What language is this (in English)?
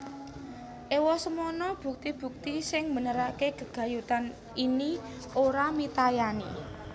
Javanese